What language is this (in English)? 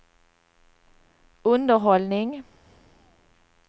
Swedish